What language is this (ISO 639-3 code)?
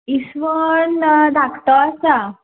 kok